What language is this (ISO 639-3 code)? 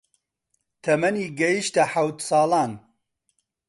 ckb